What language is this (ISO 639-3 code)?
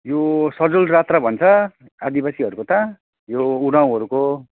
nep